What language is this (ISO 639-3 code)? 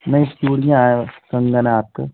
hin